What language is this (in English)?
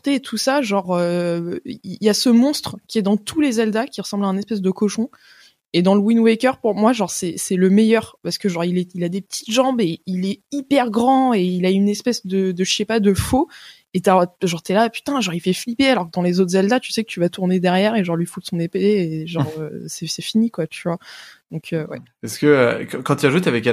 French